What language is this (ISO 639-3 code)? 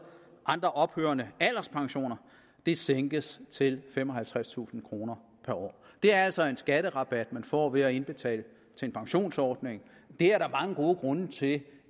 dan